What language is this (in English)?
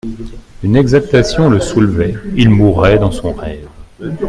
French